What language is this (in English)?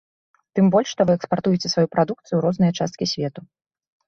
Belarusian